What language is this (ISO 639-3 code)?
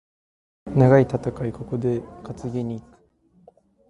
jpn